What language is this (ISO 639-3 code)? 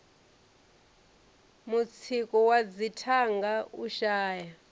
ven